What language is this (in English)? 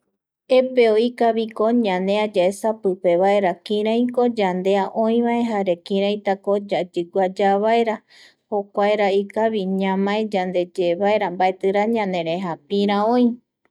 Eastern Bolivian Guaraní